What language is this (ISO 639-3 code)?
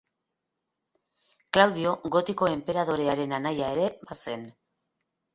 eus